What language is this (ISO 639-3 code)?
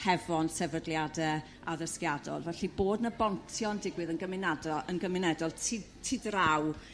cym